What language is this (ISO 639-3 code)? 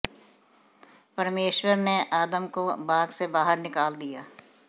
hin